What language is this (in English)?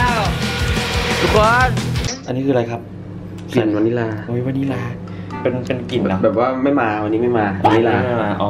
Thai